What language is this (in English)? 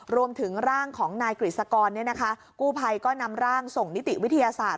Thai